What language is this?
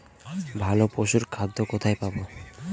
Bangla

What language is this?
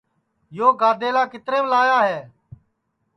Sansi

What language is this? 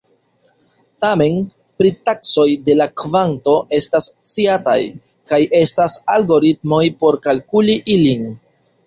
Esperanto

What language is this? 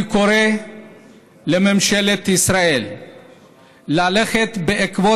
Hebrew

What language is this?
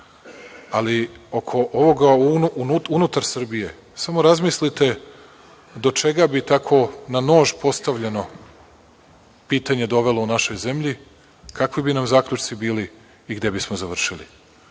Serbian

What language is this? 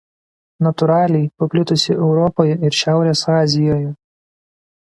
Lithuanian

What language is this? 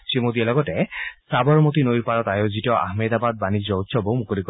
Assamese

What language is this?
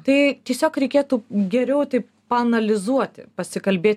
Lithuanian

